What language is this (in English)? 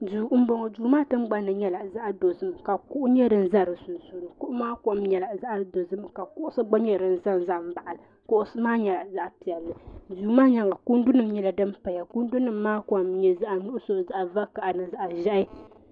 Dagbani